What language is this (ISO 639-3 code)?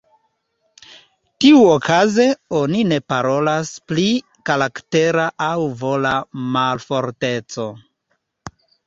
epo